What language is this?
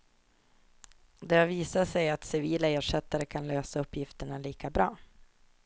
Swedish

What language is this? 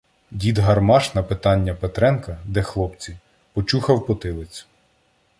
Ukrainian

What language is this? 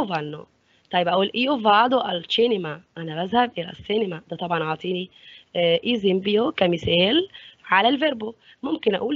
Arabic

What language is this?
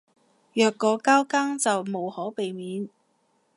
Cantonese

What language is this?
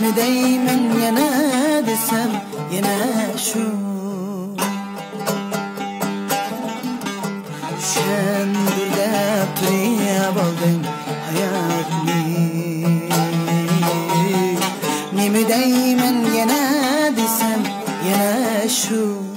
Arabic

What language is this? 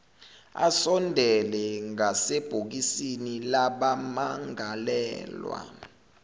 Zulu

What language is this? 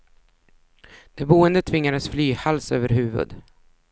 Swedish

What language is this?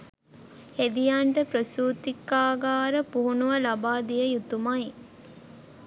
Sinhala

